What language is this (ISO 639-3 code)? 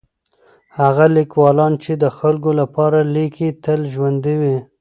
pus